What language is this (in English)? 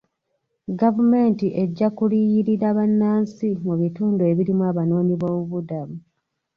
Ganda